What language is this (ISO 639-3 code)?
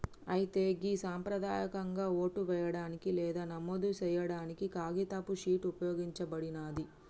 tel